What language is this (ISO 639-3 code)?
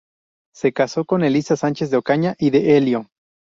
spa